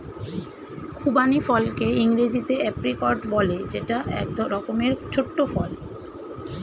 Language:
Bangla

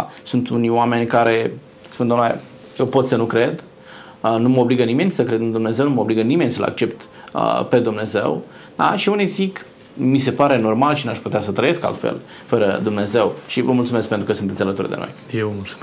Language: Romanian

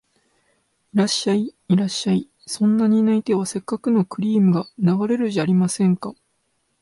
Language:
Japanese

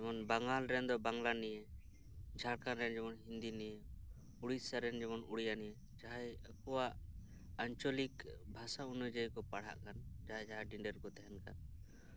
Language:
Santali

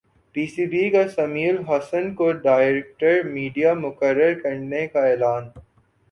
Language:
Urdu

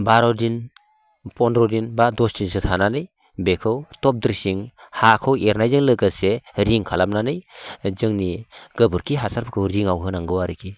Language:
Bodo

